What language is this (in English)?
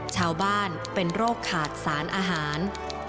Thai